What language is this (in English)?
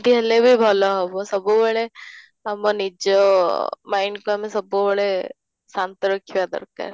Odia